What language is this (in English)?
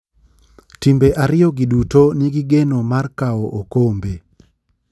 Luo (Kenya and Tanzania)